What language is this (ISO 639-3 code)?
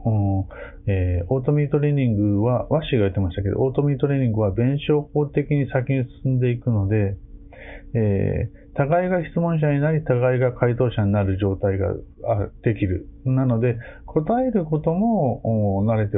jpn